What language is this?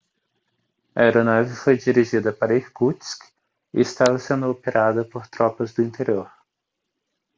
Portuguese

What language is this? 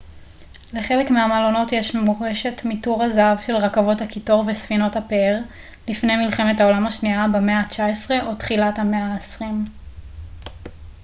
Hebrew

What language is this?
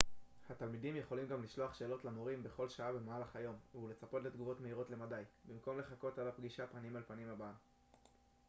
Hebrew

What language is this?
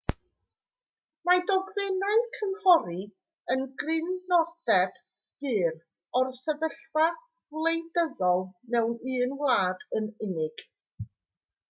Welsh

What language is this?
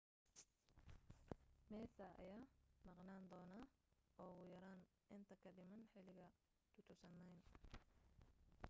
Somali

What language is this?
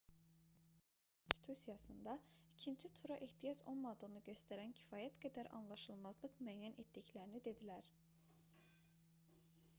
Azerbaijani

